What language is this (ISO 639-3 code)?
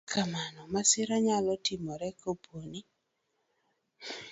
luo